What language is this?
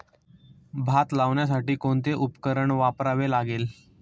Marathi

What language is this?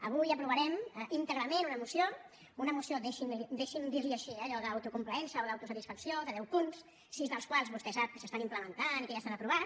Catalan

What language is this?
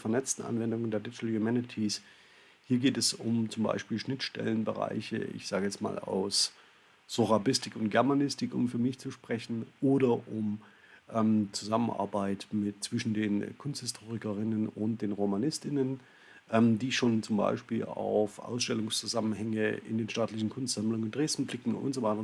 German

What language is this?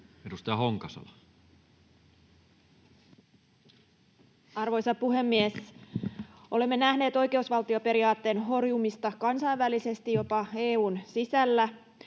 Finnish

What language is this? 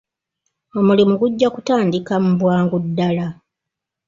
Ganda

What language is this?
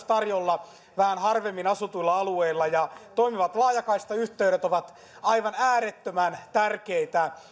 Finnish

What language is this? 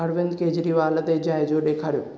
Sindhi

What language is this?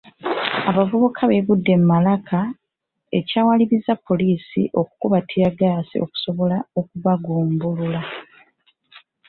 Ganda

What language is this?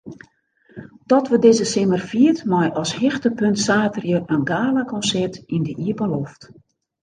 Western Frisian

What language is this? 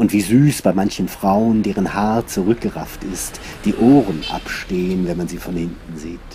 German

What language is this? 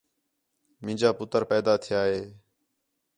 Khetrani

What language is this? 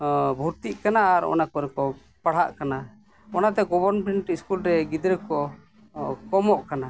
Santali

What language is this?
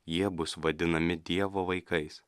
Lithuanian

